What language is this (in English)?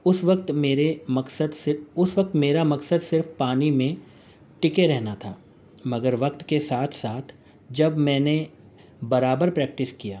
Urdu